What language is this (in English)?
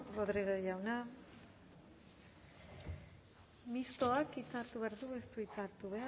Basque